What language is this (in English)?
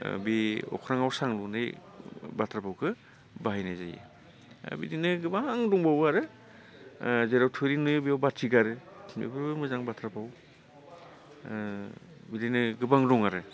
Bodo